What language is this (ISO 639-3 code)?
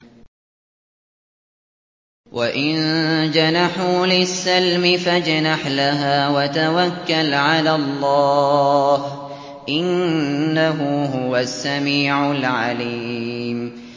ara